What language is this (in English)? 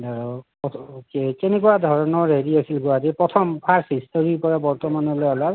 Assamese